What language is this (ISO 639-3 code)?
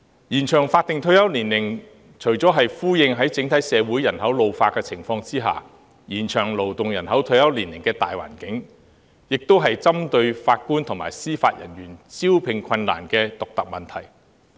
yue